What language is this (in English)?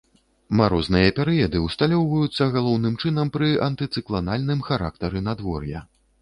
Belarusian